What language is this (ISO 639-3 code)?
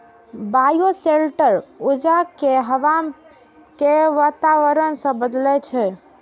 mai